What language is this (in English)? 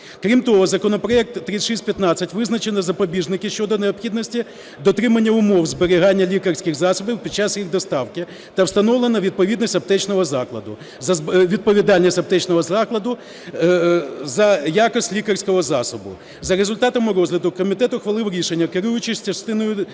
Ukrainian